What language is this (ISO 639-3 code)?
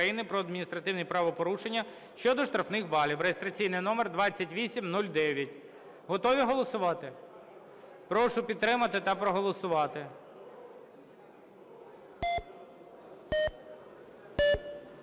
ukr